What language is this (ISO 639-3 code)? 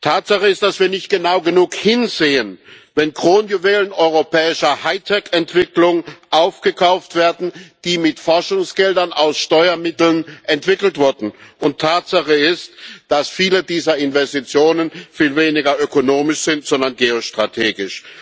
deu